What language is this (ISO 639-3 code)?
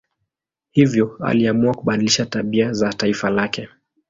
swa